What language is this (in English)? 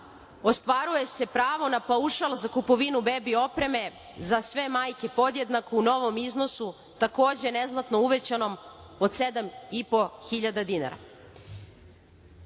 Serbian